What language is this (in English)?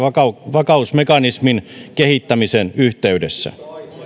Finnish